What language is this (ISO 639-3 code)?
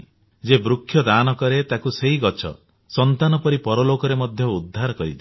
ori